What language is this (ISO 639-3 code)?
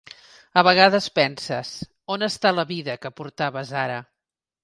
cat